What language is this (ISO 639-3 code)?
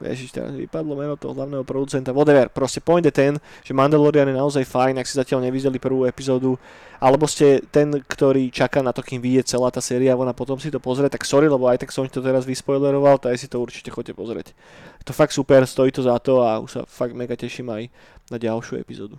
slk